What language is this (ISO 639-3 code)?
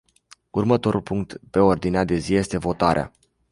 ron